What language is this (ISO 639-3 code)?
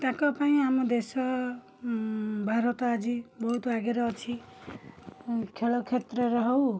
ori